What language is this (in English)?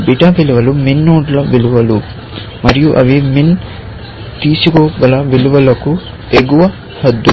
Telugu